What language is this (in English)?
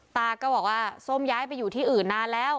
Thai